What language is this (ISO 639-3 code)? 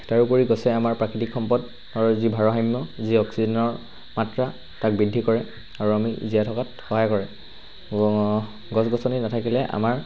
asm